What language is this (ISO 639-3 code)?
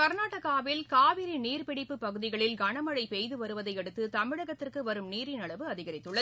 tam